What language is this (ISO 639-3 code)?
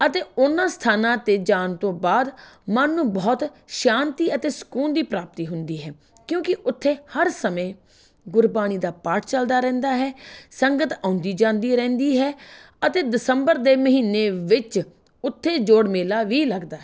pan